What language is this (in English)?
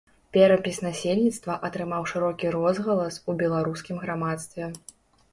Belarusian